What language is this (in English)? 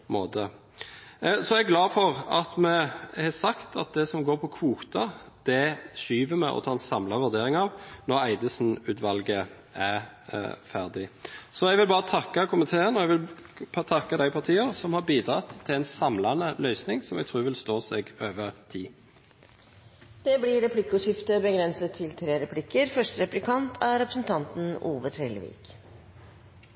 Norwegian